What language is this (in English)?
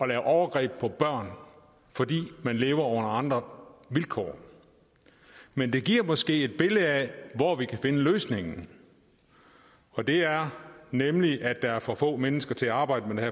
Danish